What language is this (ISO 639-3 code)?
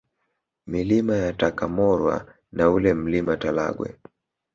swa